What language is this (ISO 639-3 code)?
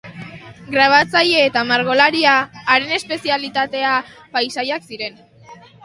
eus